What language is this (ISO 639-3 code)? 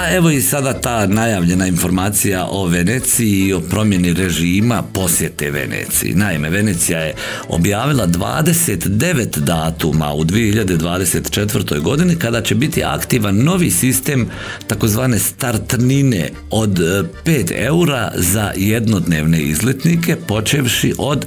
hrv